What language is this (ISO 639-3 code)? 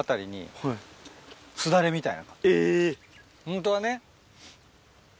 jpn